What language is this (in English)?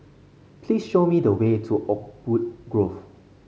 English